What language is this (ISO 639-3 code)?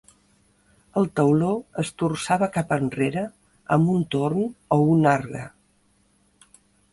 cat